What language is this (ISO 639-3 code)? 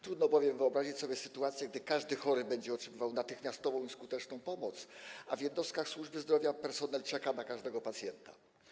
pol